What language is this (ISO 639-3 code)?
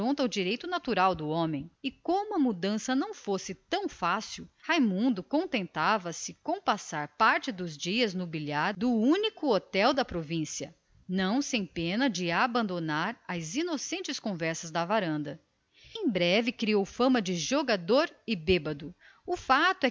por